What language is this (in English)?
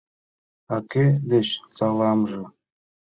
Mari